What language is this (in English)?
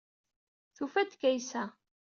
Kabyle